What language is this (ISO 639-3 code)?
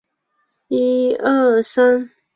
zho